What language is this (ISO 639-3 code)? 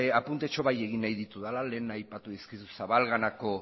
eus